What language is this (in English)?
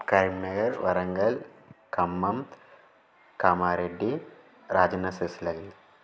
Sanskrit